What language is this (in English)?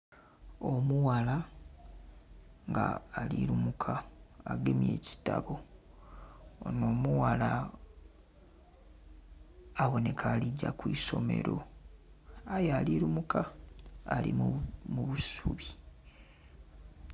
Soga